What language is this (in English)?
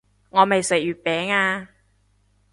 Cantonese